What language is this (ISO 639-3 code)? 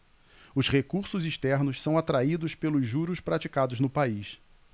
por